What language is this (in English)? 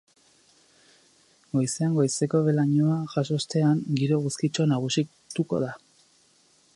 Basque